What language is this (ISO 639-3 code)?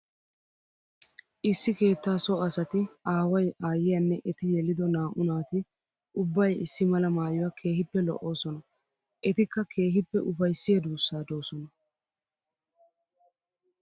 wal